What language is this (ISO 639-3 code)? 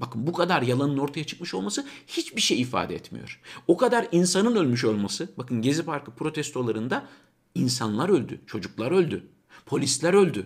tur